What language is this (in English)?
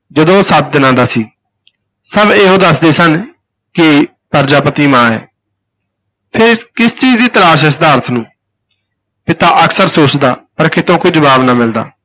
Punjabi